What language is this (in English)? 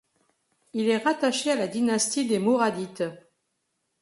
French